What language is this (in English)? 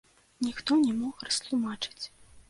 Belarusian